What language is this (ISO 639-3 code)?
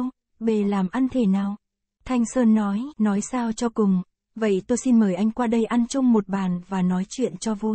vie